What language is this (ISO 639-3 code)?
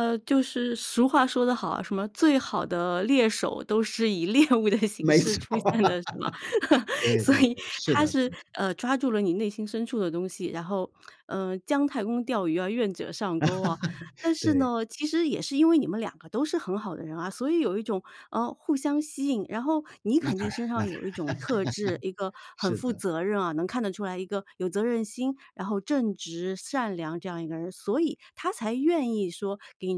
zho